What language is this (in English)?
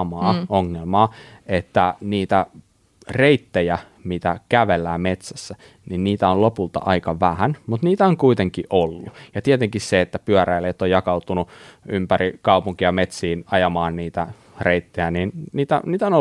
Finnish